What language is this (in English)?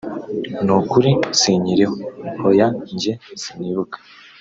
Kinyarwanda